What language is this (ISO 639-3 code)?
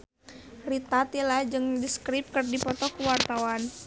sun